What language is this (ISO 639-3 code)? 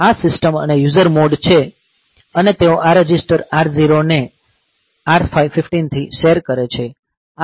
guj